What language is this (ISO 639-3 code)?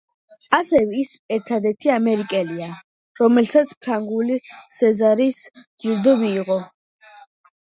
kat